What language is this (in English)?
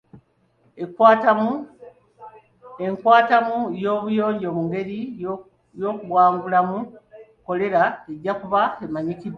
Ganda